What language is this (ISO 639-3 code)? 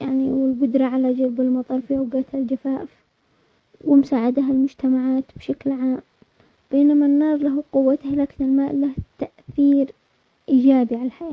acx